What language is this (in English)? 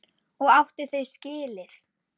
Icelandic